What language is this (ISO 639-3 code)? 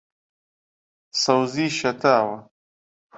ckb